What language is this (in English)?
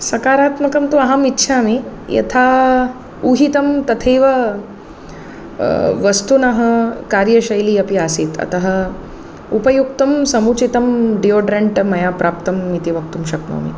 Sanskrit